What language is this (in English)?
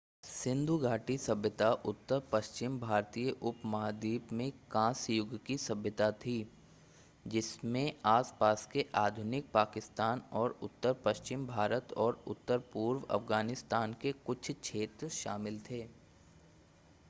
Hindi